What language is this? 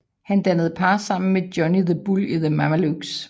Danish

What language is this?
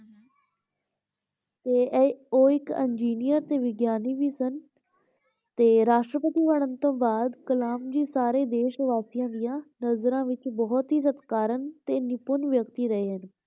Punjabi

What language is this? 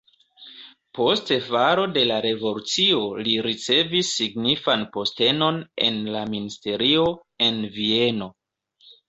Esperanto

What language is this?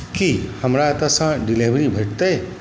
Maithili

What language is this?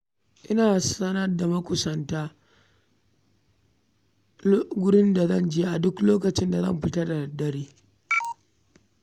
Hausa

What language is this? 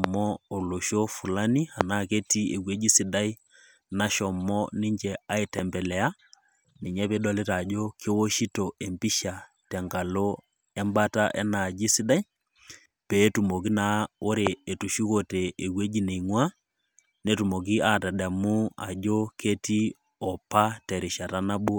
Masai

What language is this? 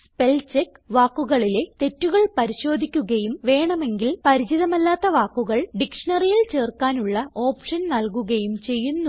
Malayalam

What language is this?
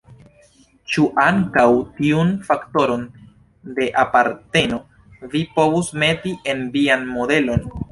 Esperanto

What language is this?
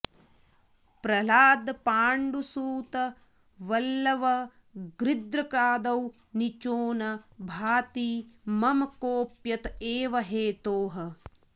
Sanskrit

